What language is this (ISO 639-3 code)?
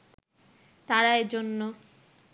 ben